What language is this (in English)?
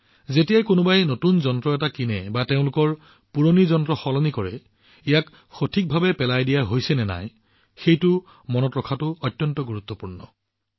Assamese